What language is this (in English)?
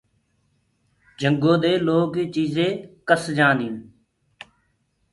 Gurgula